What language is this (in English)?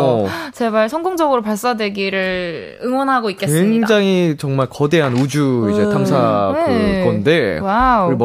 Korean